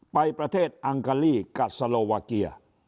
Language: Thai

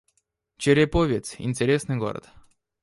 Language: Russian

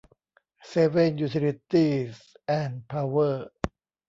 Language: Thai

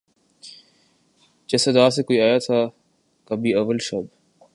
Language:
Urdu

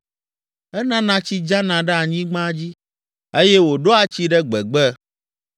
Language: Ewe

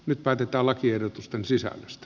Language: Finnish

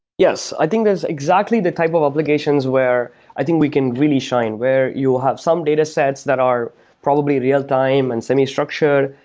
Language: English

